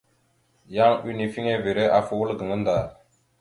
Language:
Mada (Cameroon)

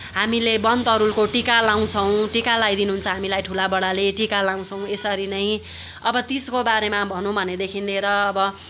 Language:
Nepali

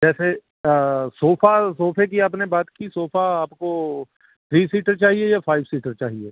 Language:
Urdu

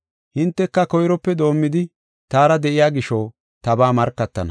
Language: Gofa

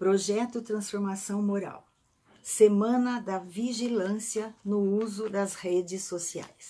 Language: Portuguese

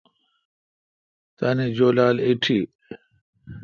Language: Kalkoti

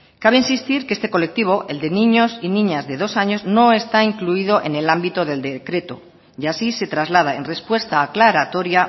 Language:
Spanish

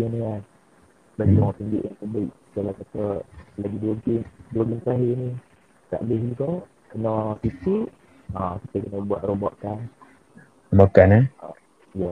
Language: Malay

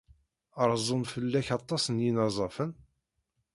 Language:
Kabyle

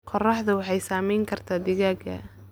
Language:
Somali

